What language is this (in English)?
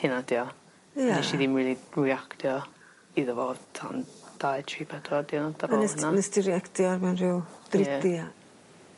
Welsh